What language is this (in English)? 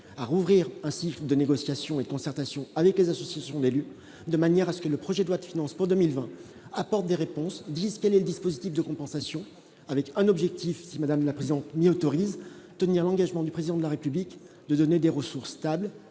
French